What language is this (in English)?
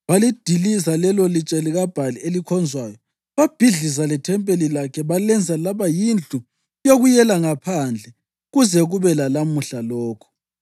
North Ndebele